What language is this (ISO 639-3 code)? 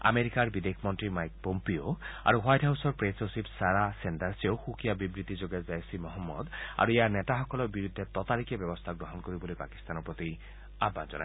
asm